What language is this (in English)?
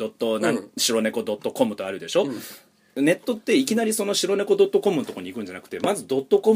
Japanese